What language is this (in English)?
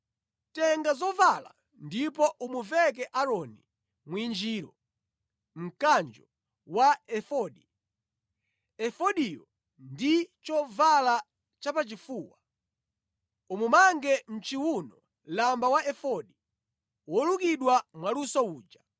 Nyanja